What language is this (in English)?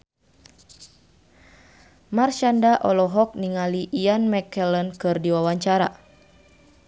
Sundanese